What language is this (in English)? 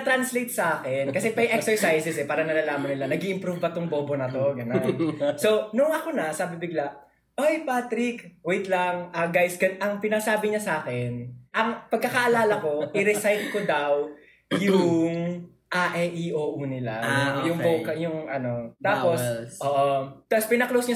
Filipino